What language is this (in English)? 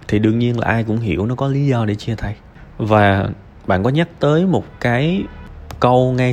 Vietnamese